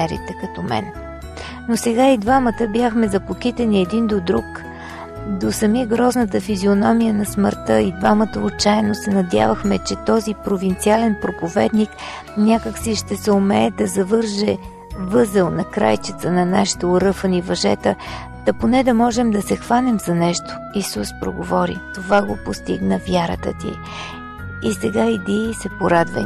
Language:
Bulgarian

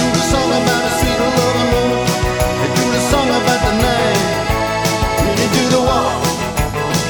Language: Turkish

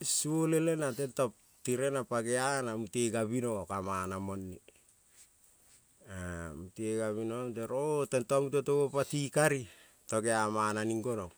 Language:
Kol (Papua New Guinea)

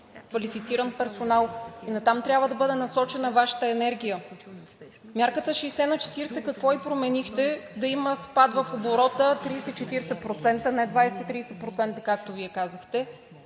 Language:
Bulgarian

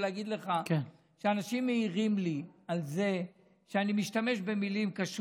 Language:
Hebrew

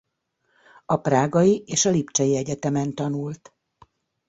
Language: Hungarian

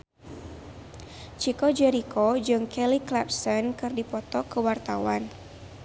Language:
Sundanese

